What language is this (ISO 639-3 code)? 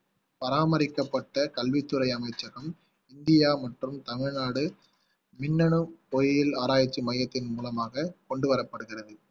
tam